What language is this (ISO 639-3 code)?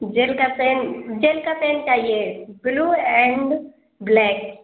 urd